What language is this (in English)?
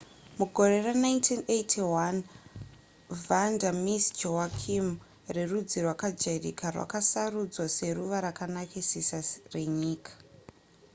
Shona